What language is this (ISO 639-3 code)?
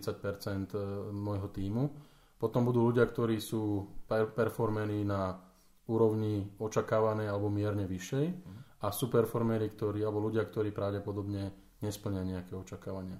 slk